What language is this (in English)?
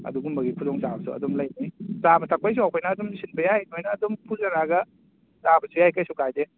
Manipuri